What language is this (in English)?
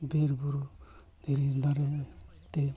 Santali